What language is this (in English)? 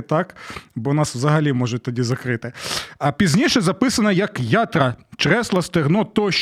Ukrainian